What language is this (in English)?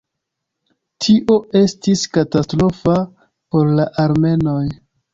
Esperanto